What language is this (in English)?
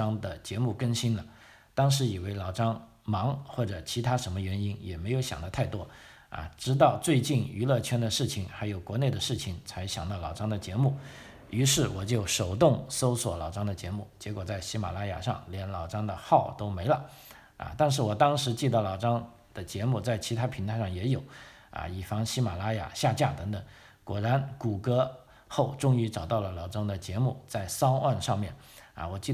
Chinese